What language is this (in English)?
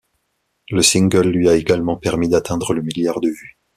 French